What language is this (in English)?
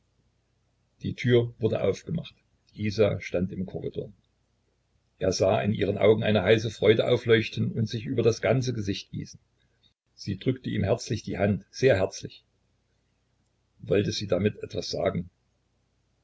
German